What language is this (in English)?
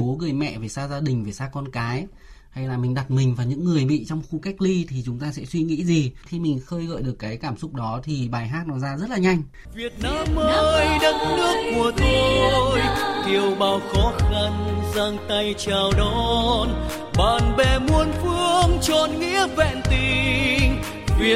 Vietnamese